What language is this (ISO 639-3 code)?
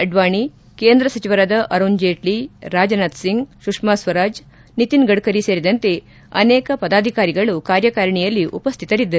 kan